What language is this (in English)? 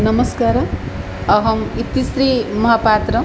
Sanskrit